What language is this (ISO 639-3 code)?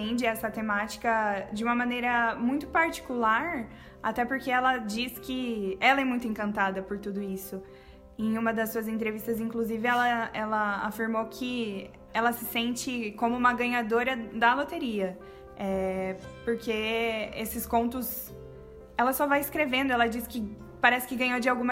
por